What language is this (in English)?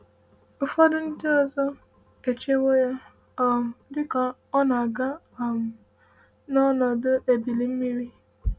Igbo